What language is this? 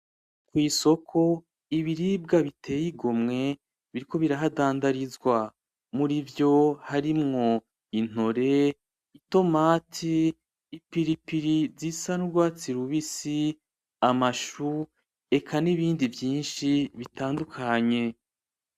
Rundi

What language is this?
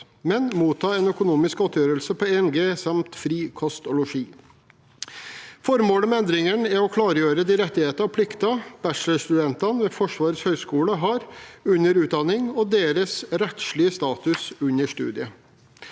Norwegian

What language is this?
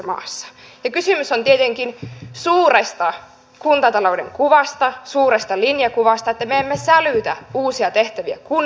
Finnish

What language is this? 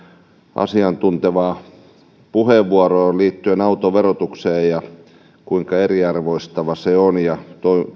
Finnish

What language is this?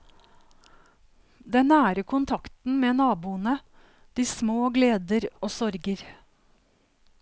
Norwegian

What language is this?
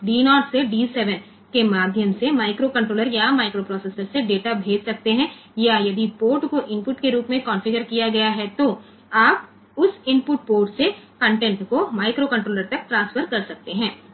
Gujarati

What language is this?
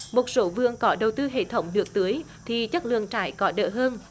Vietnamese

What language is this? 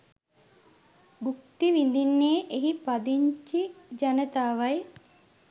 Sinhala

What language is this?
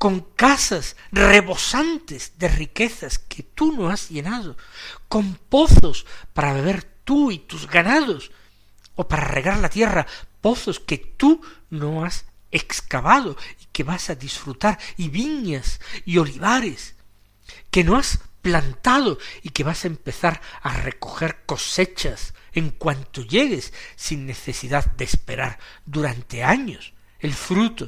Spanish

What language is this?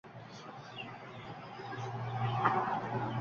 Uzbek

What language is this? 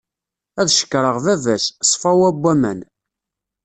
Kabyle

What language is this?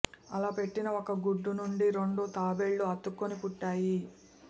Telugu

